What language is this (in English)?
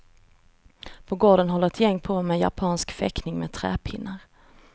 Swedish